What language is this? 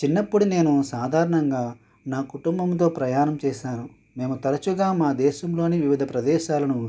Telugu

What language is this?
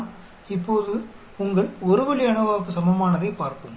Tamil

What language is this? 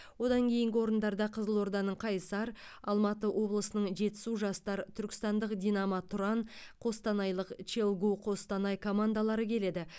Kazakh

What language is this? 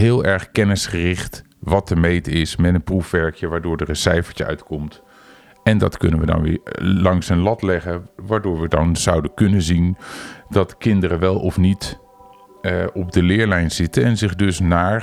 Dutch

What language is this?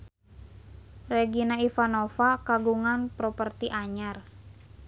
Sundanese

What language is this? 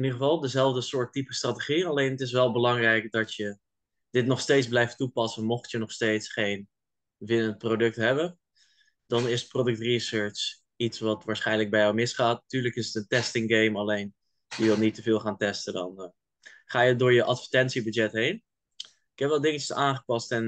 Dutch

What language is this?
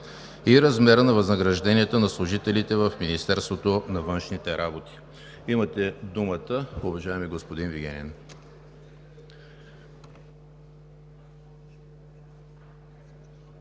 Bulgarian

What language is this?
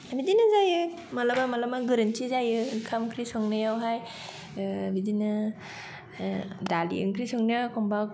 Bodo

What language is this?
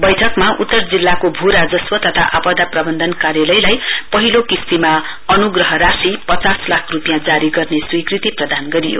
Nepali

